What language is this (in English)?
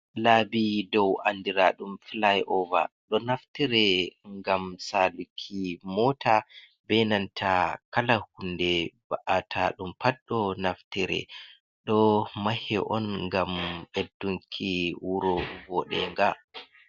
Fula